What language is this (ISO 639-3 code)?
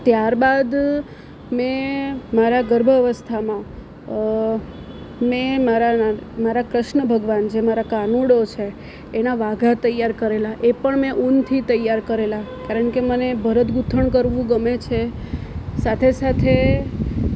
guj